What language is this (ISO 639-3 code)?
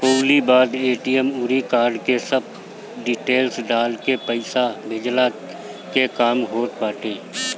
bho